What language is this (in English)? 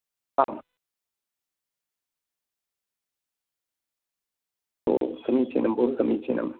Sanskrit